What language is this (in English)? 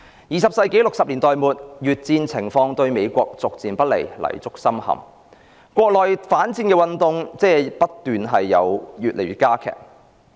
Cantonese